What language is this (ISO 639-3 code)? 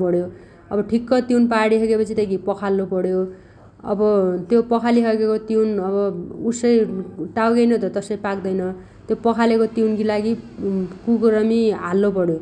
dty